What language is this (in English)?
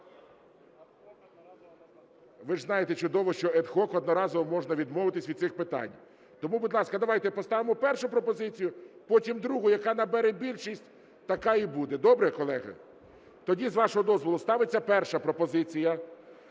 Ukrainian